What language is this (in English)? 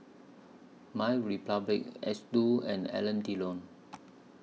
English